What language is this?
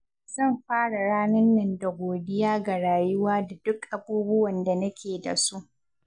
Hausa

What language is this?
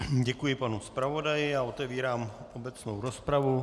Czech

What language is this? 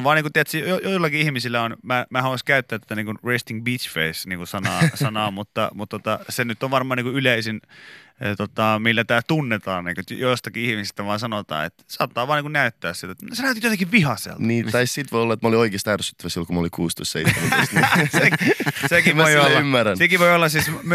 Finnish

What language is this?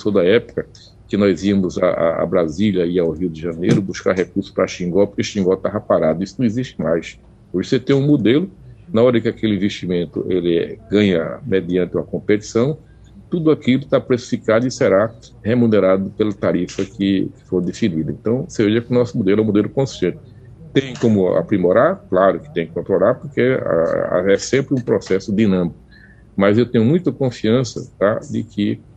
Portuguese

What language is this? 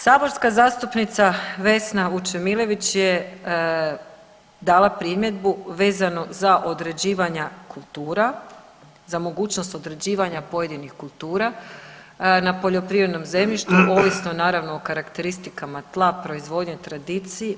Croatian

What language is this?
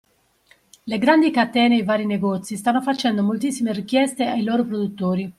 Italian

